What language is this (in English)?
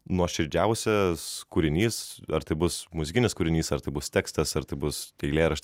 Lithuanian